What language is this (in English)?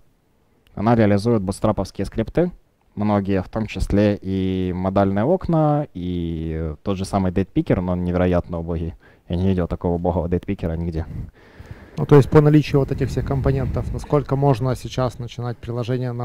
Russian